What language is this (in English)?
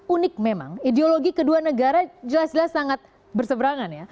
Indonesian